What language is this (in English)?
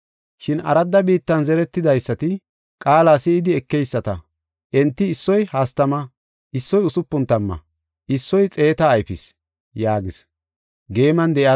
Gofa